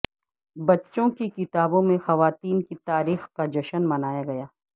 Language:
Urdu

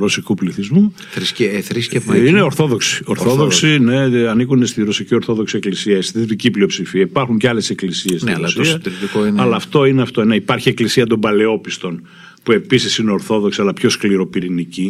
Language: Greek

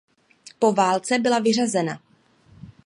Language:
Czech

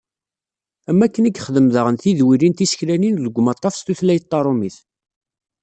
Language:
Kabyle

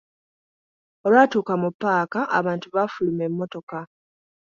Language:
Ganda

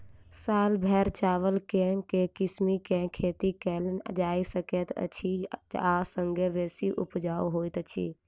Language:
Maithili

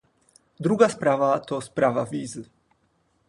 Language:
Polish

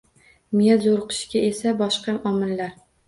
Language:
Uzbek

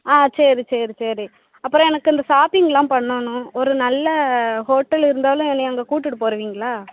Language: Tamil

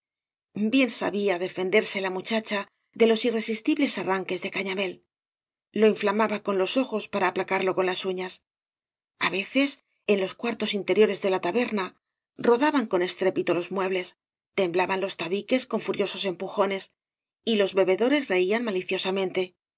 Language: Spanish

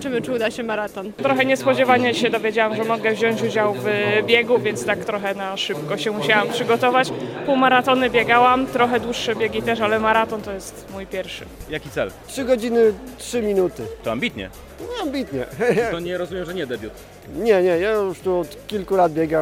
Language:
Polish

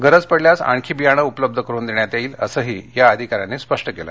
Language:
Marathi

